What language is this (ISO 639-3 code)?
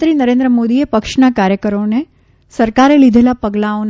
guj